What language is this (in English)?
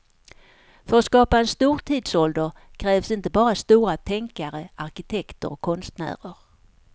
Swedish